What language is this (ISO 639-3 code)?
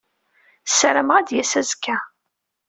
kab